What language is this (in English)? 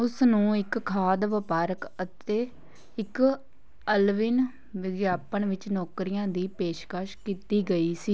Punjabi